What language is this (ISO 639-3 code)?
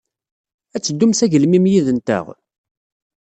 kab